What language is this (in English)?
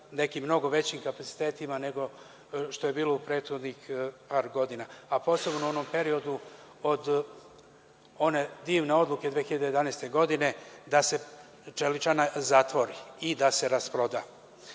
Serbian